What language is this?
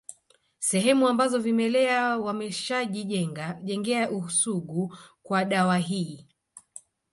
Swahili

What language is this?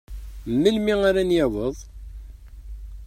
Kabyle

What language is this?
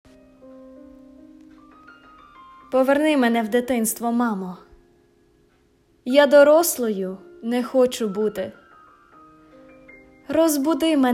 Ukrainian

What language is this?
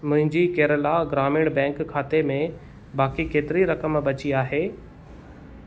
Sindhi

